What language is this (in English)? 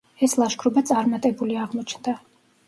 Georgian